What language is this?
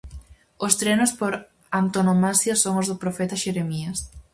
Galician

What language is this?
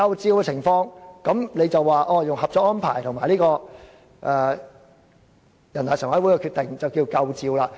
Cantonese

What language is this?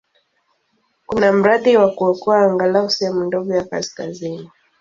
Swahili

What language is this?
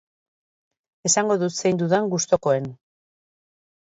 Basque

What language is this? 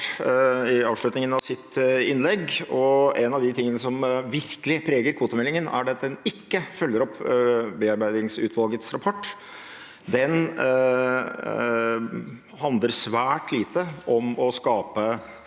Norwegian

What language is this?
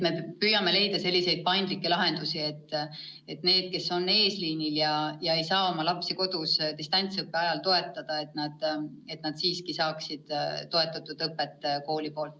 Estonian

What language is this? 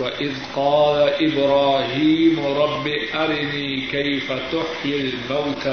Urdu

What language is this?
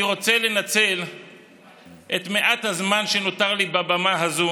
Hebrew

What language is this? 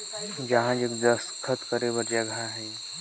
Chhattisgarhi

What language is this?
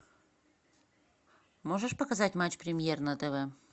Russian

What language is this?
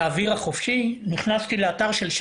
Hebrew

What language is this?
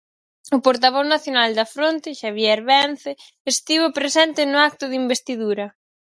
Galician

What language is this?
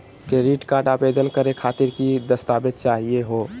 Magahi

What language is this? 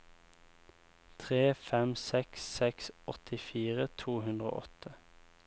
Norwegian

